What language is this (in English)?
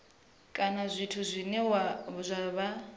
Venda